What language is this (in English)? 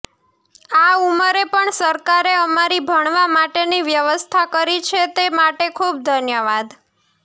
Gujarati